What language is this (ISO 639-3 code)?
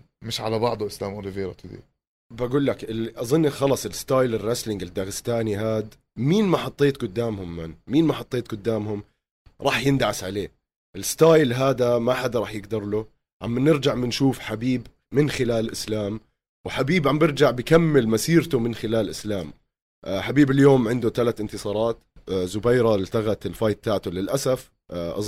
ara